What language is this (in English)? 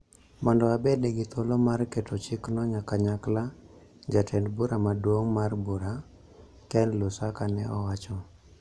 Luo (Kenya and Tanzania)